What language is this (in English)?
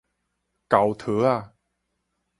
Min Nan Chinese